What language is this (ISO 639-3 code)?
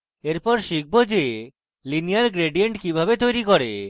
ben